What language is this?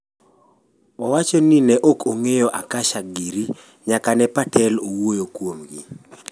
Luo (Kenya and Tanzania)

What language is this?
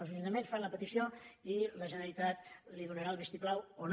Catalan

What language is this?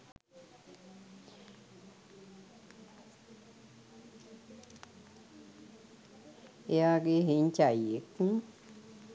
Sinhala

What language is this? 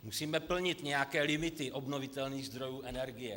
Czech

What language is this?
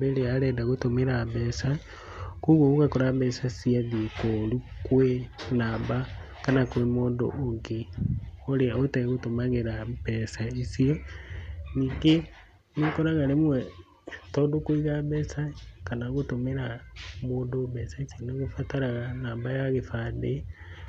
Kikuyu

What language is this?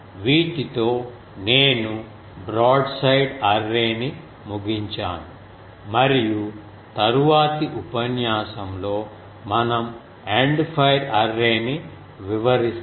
Telugu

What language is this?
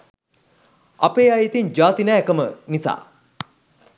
Sinhala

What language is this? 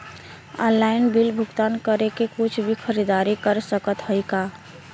Bhojpuri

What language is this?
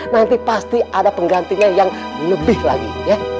Indonesian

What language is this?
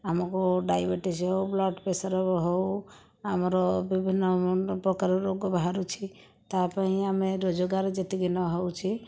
Odia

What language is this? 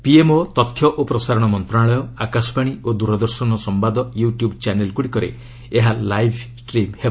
Odia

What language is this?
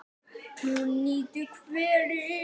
Icelandic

